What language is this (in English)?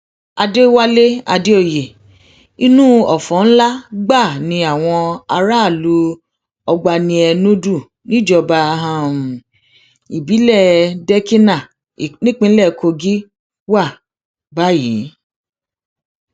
Yoruba